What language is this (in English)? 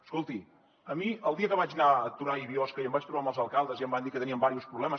Catalan